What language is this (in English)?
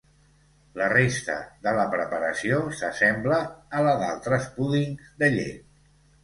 Catalan